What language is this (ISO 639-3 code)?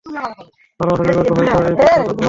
ben